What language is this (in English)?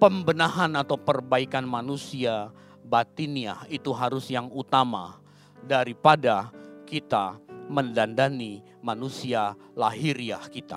Indonesian